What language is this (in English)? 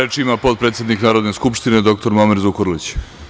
Serbian